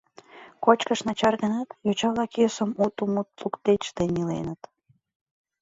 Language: Mari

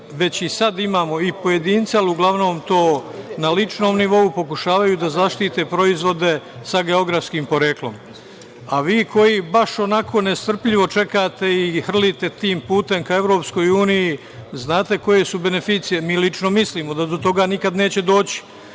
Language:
Serbian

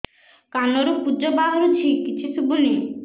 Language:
Odia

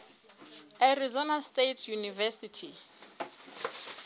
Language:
Southern Sotho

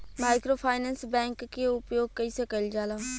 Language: Bhojpuri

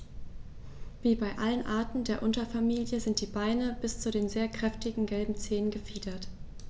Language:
German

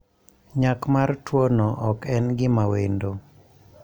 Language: Luo (Kenya and Tanzania)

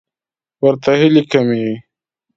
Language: Pashto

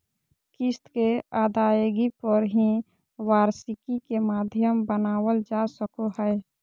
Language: Magahi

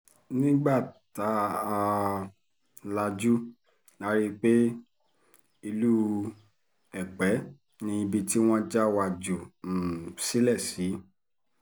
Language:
Yoruba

